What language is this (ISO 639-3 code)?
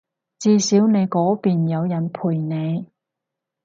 yue